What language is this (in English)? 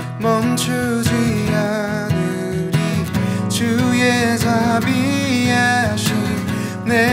Korean